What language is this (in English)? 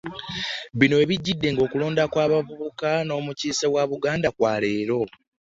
Ganda